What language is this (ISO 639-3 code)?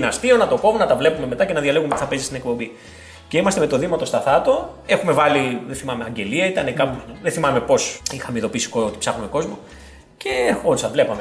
ell